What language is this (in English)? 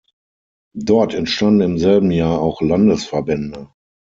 German